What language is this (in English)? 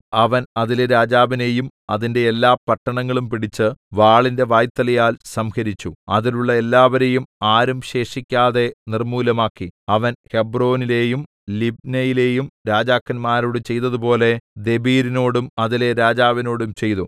Malayalam